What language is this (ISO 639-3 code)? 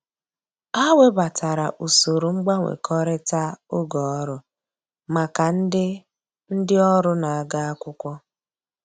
ibo